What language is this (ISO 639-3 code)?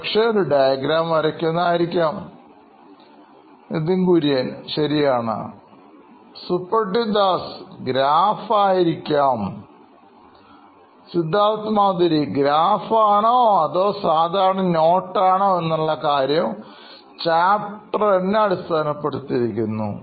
mal